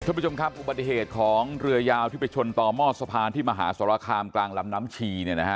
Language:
Thai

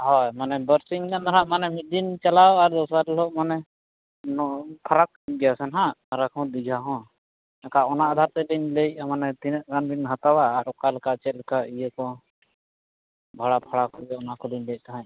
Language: Santali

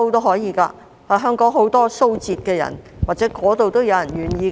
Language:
Cantonese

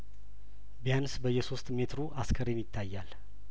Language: Amharic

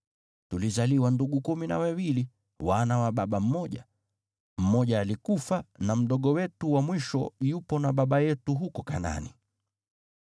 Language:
Swahili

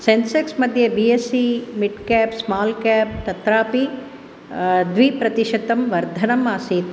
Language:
Sanskrit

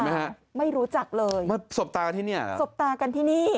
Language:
Thai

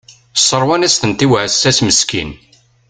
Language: Kabyle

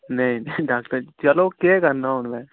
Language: Dogri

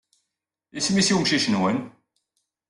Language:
Kabyle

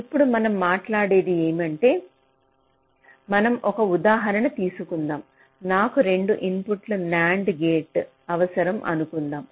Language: Telugu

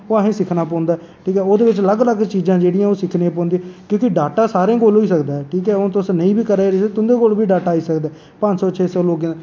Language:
Dogri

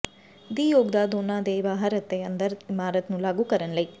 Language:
Punjabi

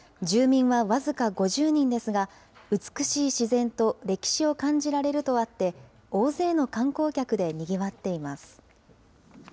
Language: Japanese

